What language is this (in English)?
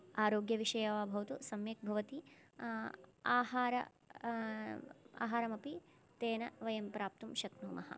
Sanskrit